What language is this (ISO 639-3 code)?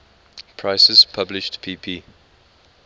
eng